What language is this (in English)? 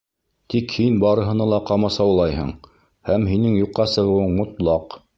Bashkir